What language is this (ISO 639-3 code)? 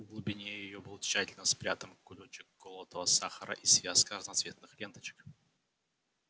rus